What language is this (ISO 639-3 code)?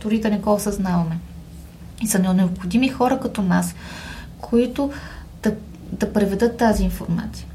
bul